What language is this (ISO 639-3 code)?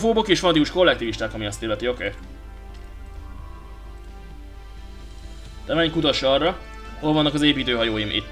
hun